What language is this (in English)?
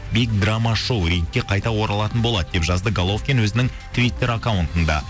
Kazakh